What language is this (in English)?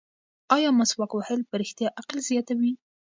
Pashto